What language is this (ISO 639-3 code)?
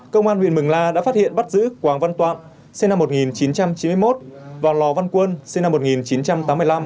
vie